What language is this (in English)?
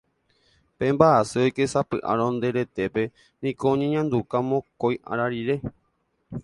Guarani